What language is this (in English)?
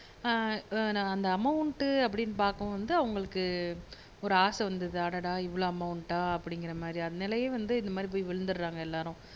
Tamil